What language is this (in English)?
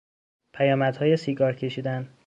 Persian